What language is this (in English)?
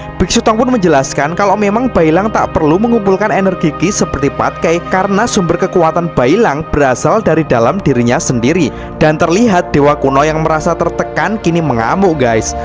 Indonesian